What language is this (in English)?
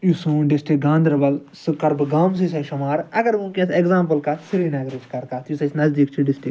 Kashmiri